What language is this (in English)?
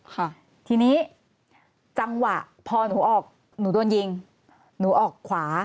Thai